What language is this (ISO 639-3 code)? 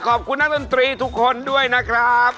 tha